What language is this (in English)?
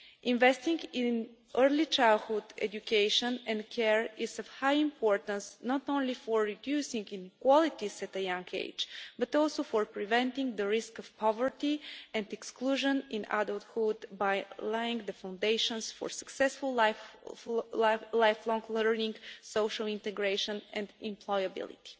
English